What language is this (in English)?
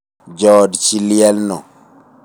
Luo (Kenya and Tanzania)